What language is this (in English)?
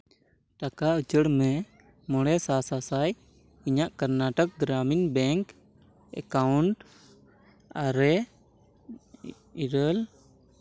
Santali